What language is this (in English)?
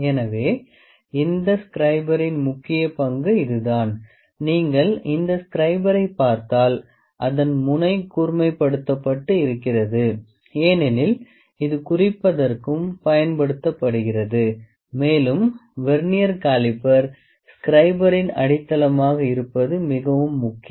Tamil